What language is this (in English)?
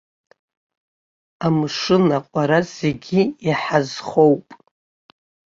Abkhazian